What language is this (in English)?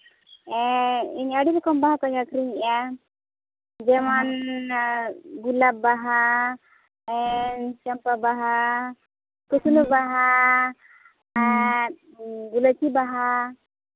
Santali